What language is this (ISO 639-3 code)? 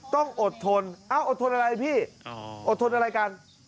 tha